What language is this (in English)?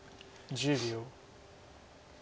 Japanese